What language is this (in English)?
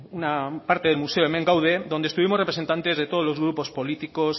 Spanish